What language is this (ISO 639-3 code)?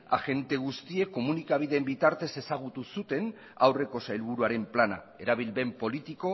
eus